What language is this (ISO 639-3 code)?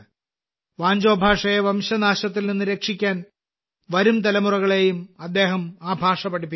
mal